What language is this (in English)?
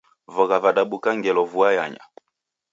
Taita